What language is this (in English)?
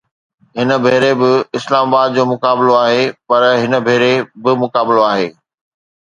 Sindhi